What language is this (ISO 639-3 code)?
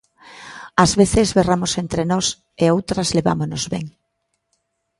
glg